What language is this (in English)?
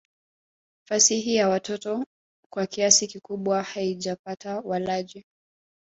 Swahili